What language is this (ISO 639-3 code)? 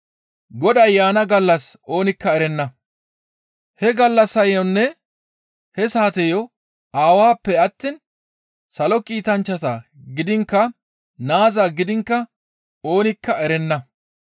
gmv